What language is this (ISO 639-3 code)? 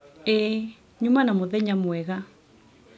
kik